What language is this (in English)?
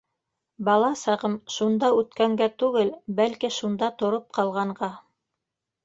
Bashkir